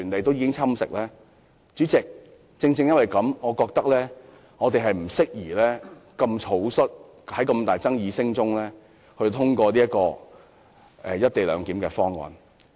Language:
Cantonese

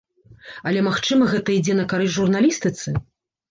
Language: Belarusian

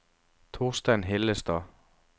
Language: Norwegian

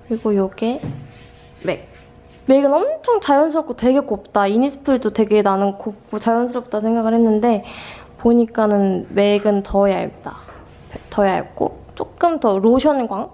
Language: Korean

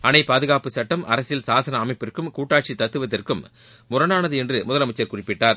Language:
Tamil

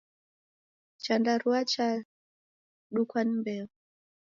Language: Taita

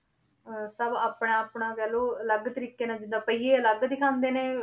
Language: Punjabi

